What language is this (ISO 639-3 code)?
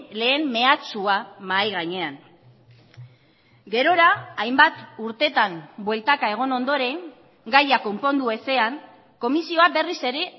eus